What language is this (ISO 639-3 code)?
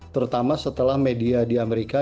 ind